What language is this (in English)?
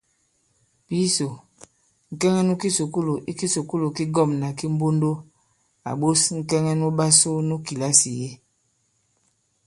Bankon